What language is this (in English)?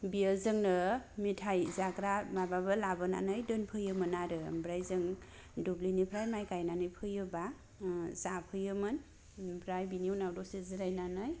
Bodo